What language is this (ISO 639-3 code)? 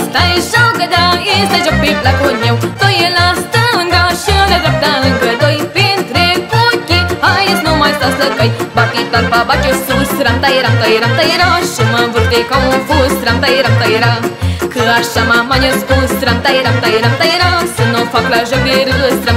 ron